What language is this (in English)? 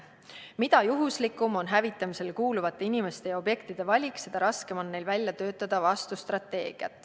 Estonian